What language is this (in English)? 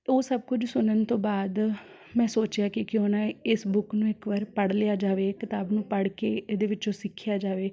Punjabi